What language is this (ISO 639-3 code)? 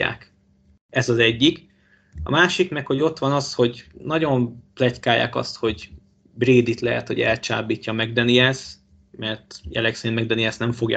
hun